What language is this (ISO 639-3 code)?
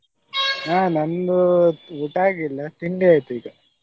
kan